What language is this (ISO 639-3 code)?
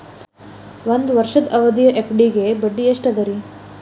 kan